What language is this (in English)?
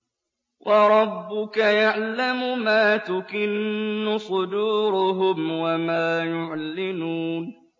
Arabic